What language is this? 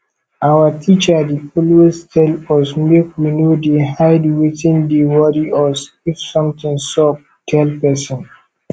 Nigerian Pidgin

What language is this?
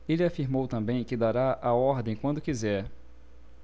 Portuguese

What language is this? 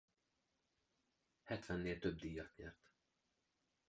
Hungarian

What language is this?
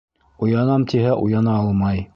Bashkir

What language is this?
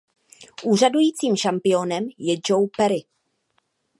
Czech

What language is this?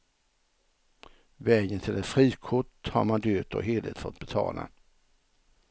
Swedish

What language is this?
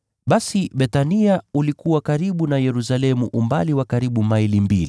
Swahili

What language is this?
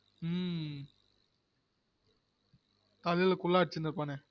Tamil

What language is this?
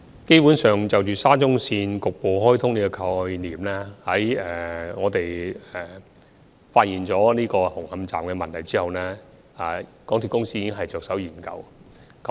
Cantonese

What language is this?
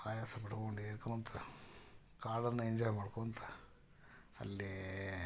Kannada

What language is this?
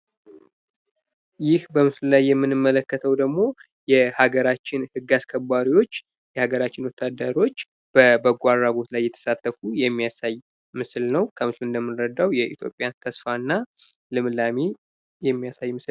Amharic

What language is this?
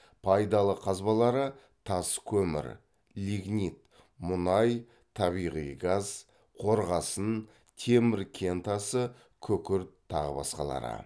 Kazakh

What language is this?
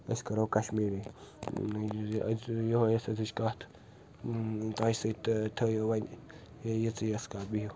Kashmiri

